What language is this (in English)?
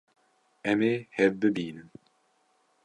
Kurdish